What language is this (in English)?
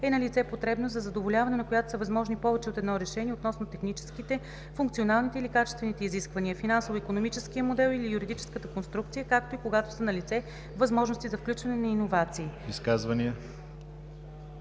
Bulgarian